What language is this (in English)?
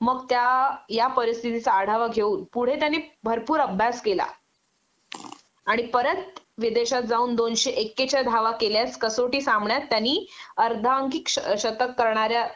Marathi